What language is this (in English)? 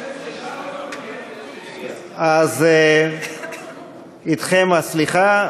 Hebrew